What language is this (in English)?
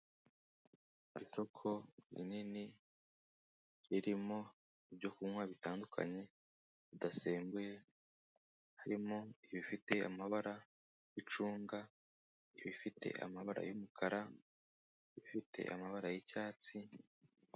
Kinyarwanda